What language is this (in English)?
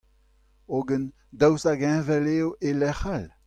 Breton